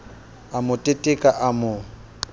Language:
Southern Sotho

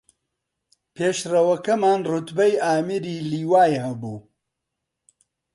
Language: Central Kurdish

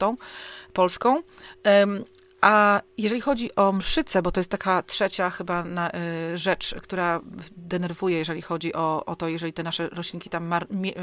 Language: Polish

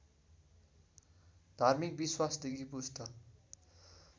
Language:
Nepali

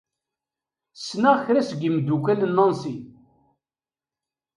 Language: Kabyle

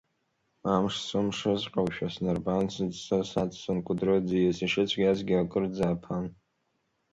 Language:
Abkhazian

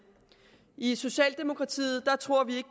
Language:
Danish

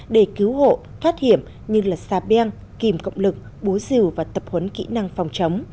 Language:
Vietnamese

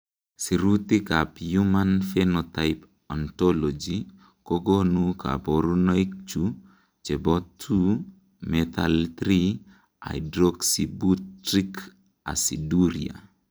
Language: Kalenjin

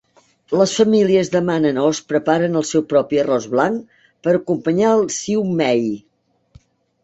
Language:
Catalan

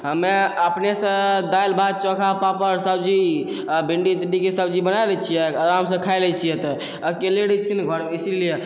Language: Maithili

